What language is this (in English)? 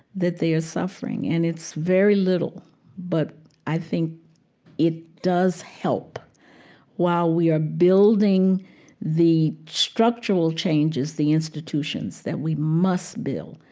English